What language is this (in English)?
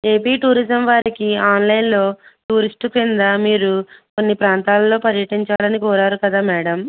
Telugu